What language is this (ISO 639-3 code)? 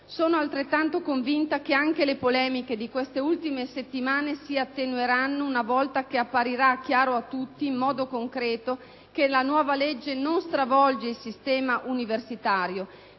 ita